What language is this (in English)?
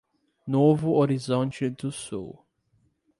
Portuguese